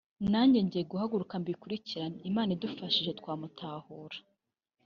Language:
Kinyarwanda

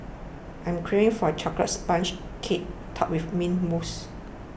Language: English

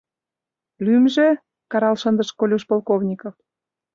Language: Mari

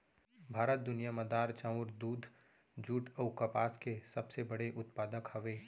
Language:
Chhattisgarhi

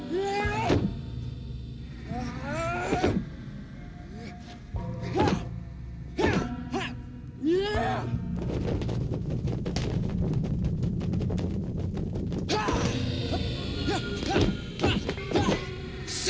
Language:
Indonesian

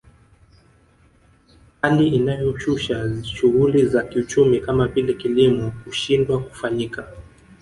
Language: Swahili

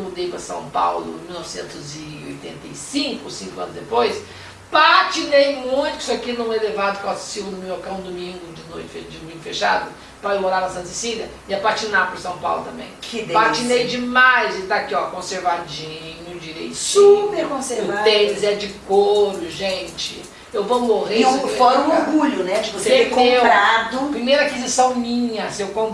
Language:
Portuguese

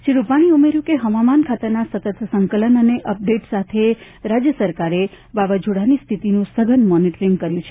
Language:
Gujarati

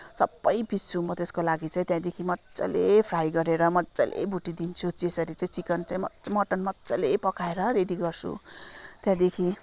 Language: Nepali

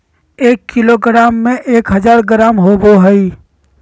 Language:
Magahi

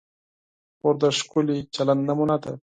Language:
Pashto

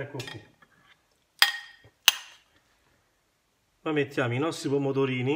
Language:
Italian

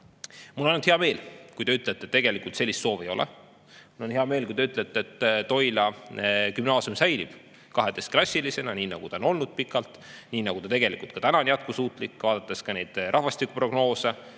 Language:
Estonian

